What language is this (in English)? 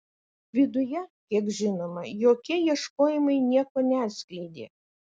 Lithuanian